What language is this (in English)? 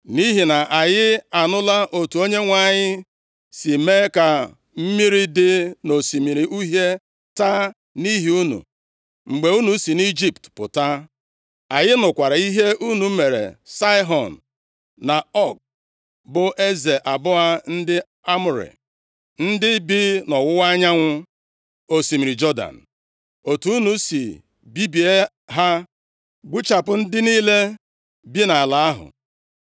Igbo